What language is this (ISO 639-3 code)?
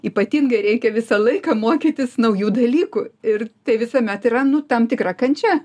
lit